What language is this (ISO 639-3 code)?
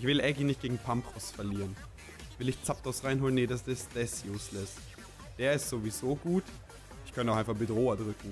deu